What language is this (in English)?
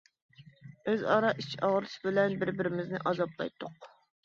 Uyghur